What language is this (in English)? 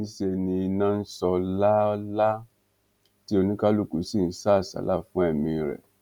Yoruba